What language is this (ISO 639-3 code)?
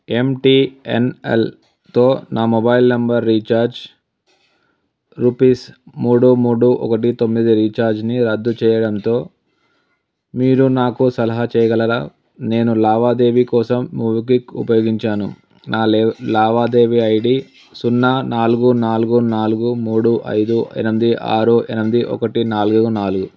tel